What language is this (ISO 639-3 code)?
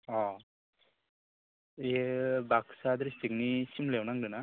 brx